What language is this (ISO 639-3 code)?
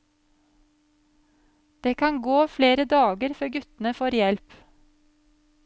nor